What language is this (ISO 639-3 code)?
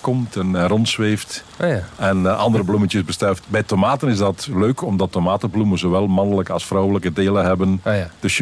nld